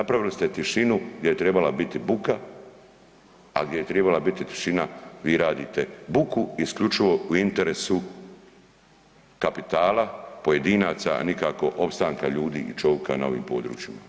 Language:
Croatian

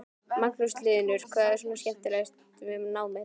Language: Icelandic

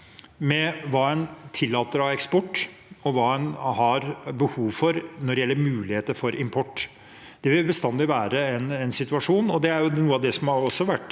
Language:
Norwegian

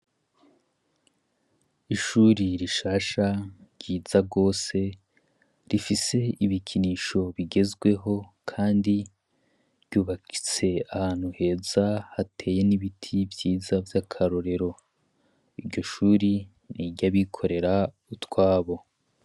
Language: Rundi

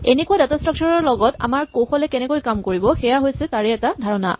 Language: Assamese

